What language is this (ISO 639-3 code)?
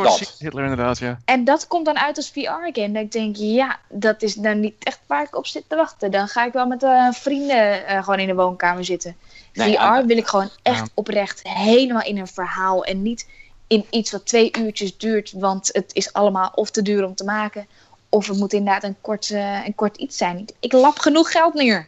nld